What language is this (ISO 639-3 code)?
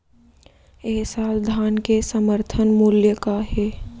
hne